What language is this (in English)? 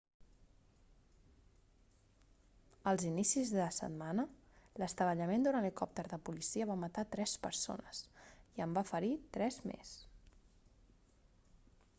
Catalan